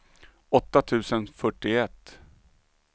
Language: Swedish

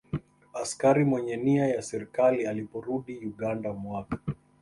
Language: Swahili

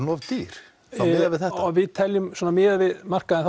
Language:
Icelandic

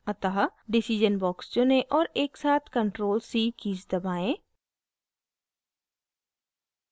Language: Hindi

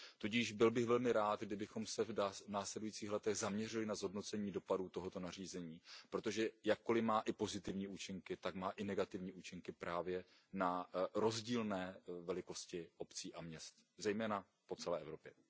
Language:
Czech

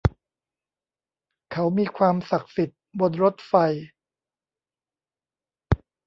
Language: Thai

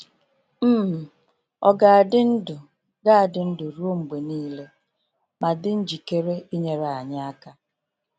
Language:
Igbo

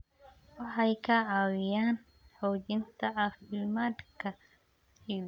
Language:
Somali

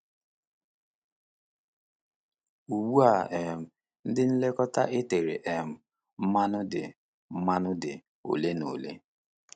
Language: Igbo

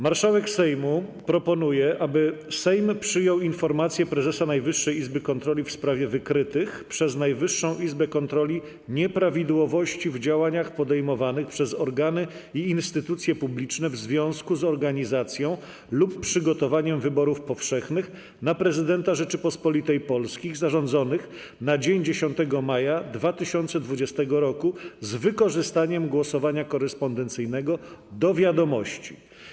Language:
Polish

